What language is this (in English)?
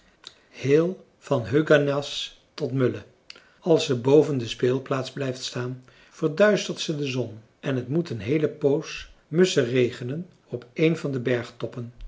Dutch